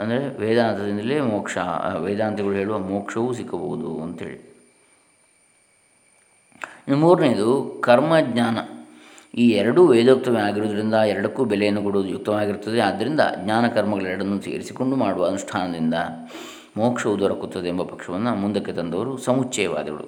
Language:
Kannada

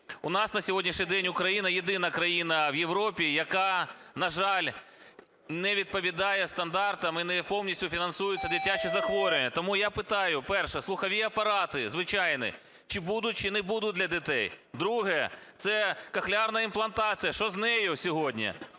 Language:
Ukrainian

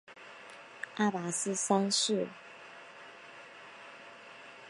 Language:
Chinese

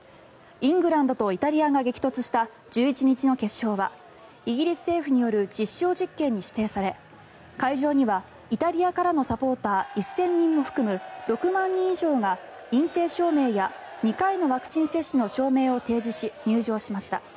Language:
Japanese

